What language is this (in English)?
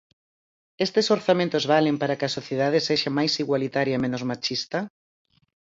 Galician